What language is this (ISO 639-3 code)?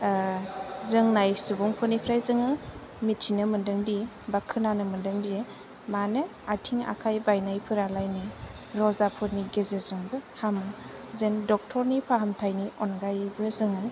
brx